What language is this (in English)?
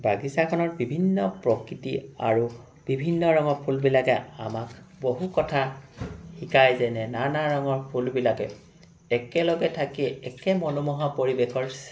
Assamese